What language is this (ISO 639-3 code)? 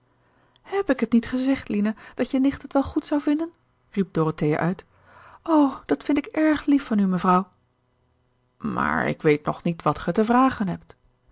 nld